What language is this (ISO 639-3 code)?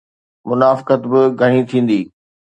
snd